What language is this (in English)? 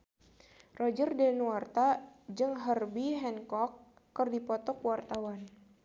Sundanese